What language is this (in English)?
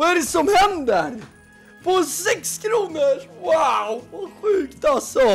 Swedish